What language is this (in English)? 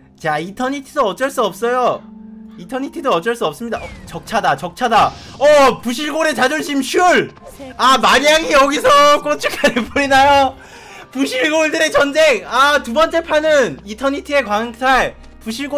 Korean